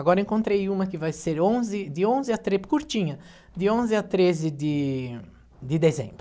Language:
Portuguese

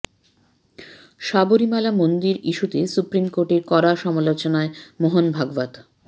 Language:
Bangla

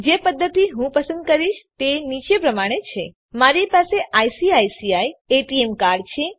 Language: Gujarati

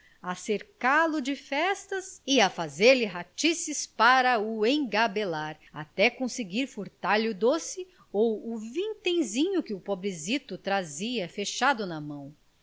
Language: Portuguese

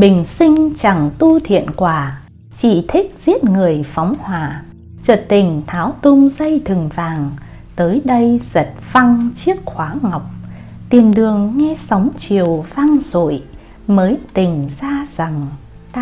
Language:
Vietnamese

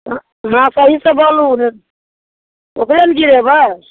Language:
Maithili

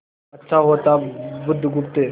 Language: Hindi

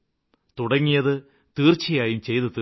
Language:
Malayalam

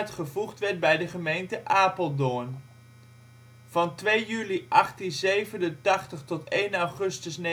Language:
Dutch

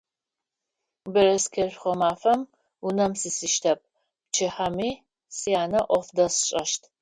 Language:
Adyghe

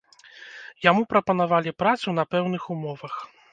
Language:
Belarusian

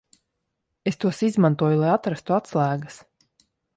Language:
Latvian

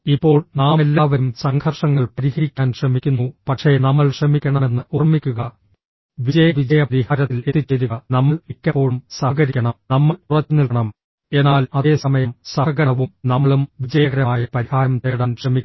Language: Malayalam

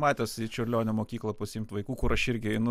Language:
Lithuanian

